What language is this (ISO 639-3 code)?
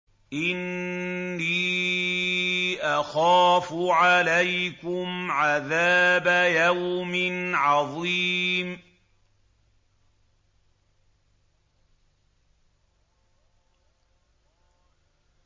ara